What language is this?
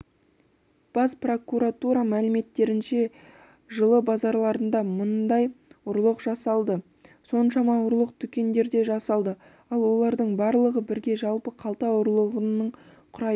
Kazakh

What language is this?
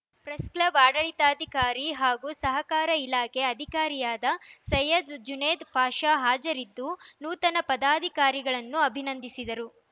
Kannada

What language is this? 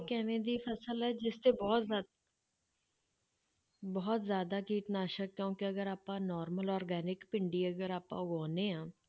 Punjabi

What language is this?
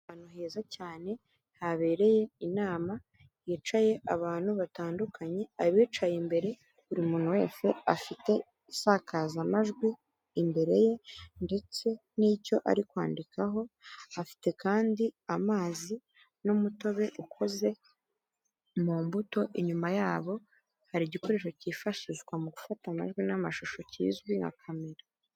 Kinyarwanda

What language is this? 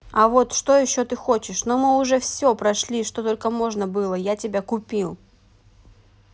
Russian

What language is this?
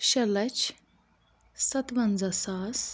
Kashmiri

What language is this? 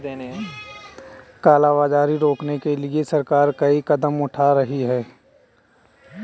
Hindi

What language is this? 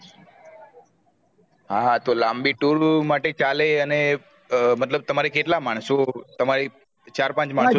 Gujarati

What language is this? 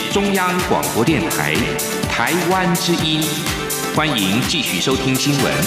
Chinese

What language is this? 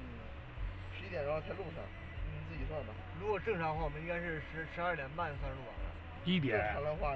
Chinese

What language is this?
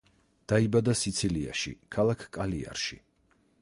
Georgian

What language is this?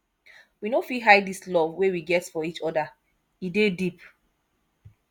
Nigerian Pidgin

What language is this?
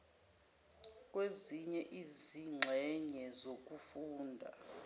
Zulu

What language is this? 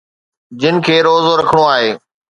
Sindhi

